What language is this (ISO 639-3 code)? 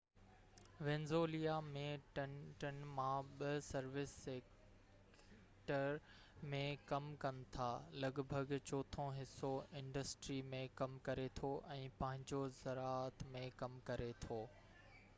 snd